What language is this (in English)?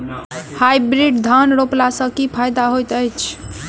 Maithili